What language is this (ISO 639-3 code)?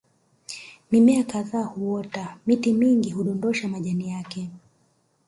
swa